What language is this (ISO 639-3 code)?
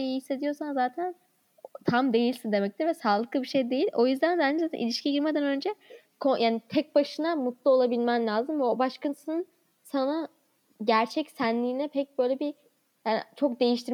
tur